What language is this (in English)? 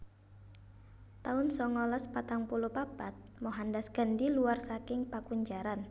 Javanese